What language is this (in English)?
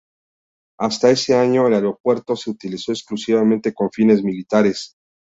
Spanish